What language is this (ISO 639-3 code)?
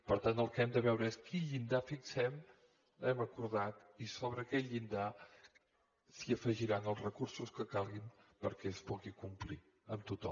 cat